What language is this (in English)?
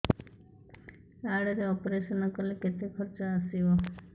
Odia